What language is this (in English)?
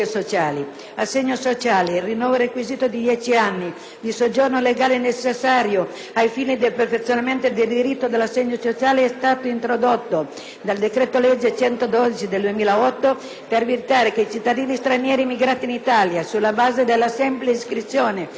Italian